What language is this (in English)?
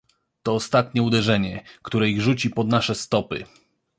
Polish